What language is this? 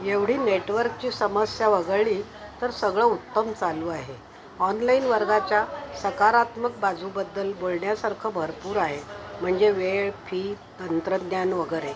Marathi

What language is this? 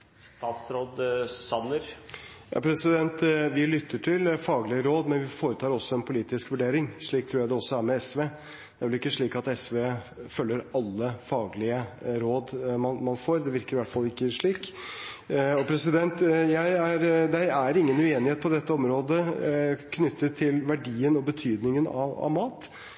Norwegian Bokmål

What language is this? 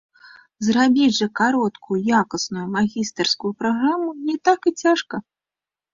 Belarusian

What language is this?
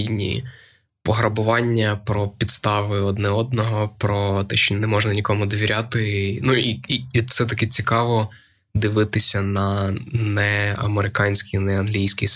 Ukrainian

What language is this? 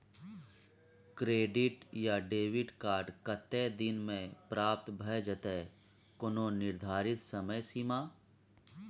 Maithili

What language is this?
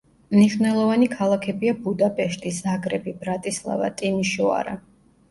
Georgian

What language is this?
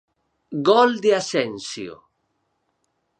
Galician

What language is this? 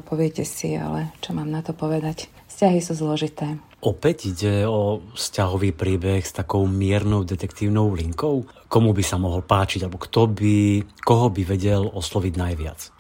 Slovak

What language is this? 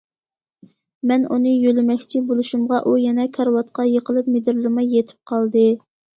Uyghur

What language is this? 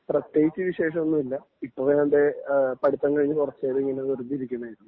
Malayalam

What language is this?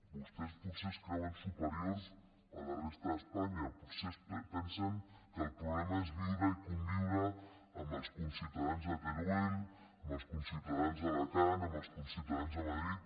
Catalan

